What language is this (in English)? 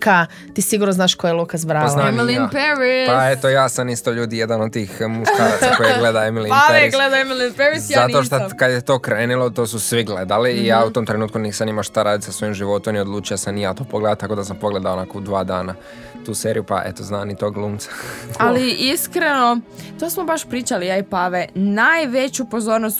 Croatian